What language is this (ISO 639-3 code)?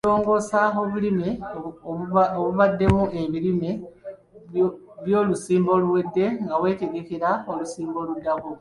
lug